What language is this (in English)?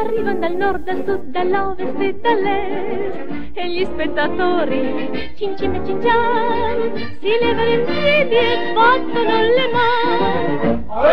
Italian